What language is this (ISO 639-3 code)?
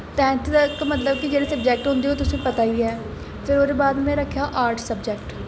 doi